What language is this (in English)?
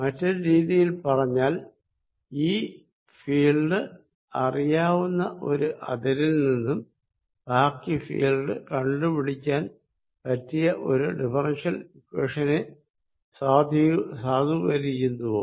Malayalam